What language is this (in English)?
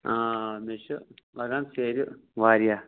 Kashmiri